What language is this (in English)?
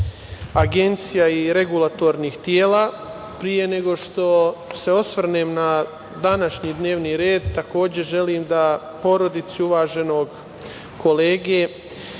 Serbian